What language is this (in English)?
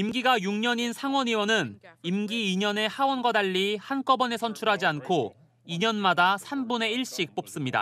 Korean